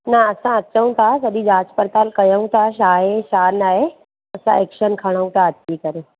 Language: Sindhi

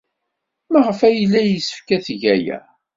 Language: Kabyle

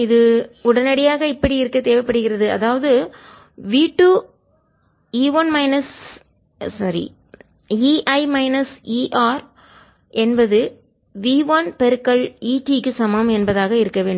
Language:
Tamil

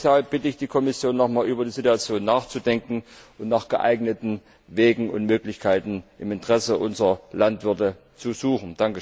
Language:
German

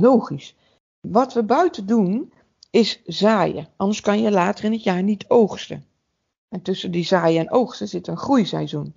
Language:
Dutch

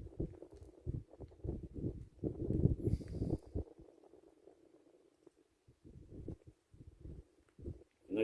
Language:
Portuguese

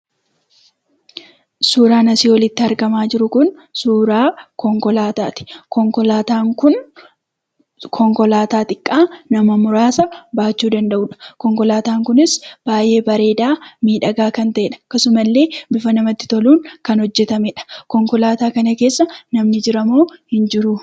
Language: Oromo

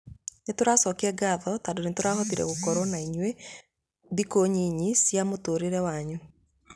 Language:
Kikuyu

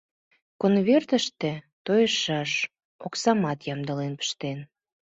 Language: Mari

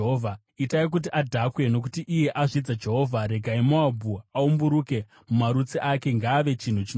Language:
Shona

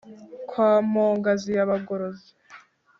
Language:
Kinyarwanda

